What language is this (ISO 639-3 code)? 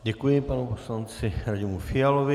ces